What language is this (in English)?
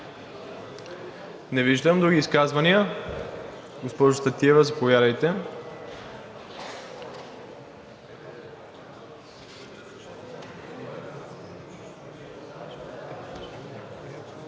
Bulgarian